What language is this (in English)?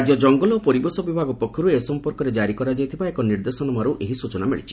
Odia